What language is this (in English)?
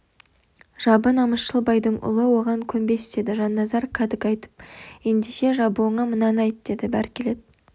Kazakh